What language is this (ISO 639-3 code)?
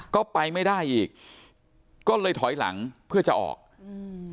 tha